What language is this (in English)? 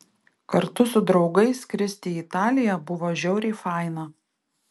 Lithuanian